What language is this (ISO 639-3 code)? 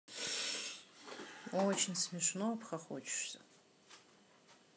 rus